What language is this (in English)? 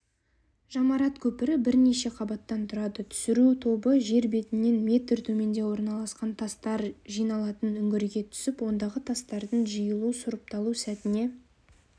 Kazakh